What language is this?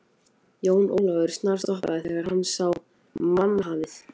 Icelandic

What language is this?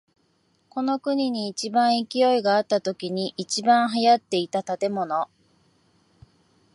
Japanese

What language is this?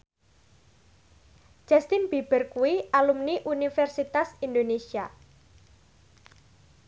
Javanese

